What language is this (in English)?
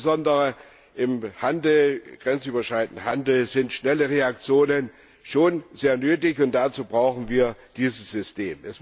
German